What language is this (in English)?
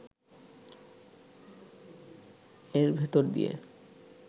Bangla